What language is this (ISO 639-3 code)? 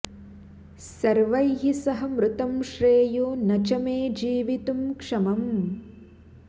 san